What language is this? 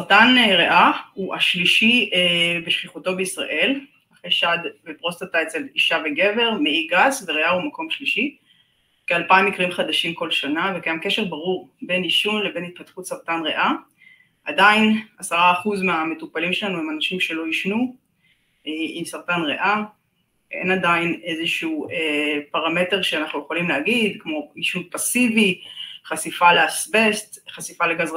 Hebrew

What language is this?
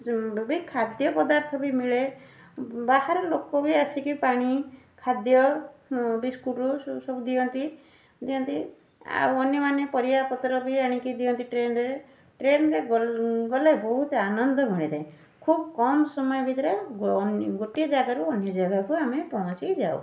Odia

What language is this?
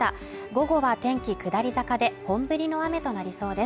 Japanese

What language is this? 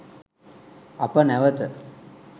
Sinhala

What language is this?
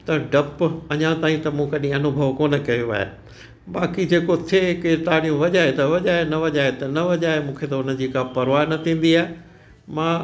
Sindhi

